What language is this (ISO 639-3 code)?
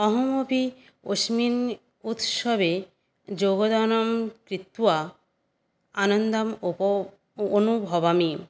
san